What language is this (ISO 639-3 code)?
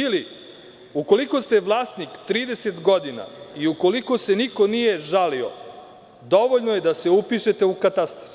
srp